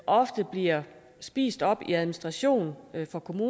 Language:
Danish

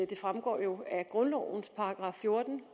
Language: Danish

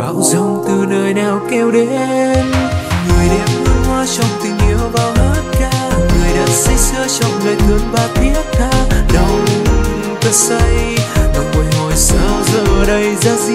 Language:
Vietnamese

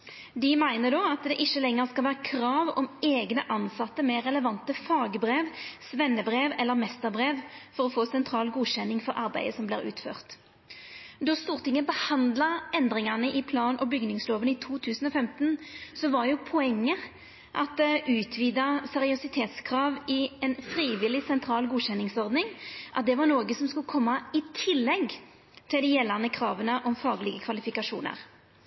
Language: Norwegian Nynorsk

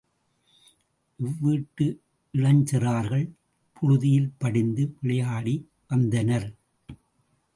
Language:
Tamil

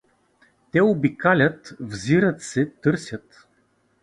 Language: Bulgarian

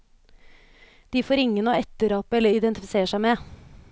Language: Norwegian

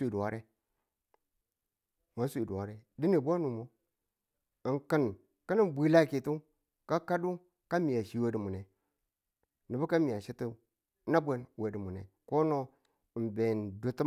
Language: Tula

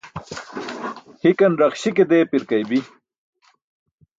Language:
Burushaski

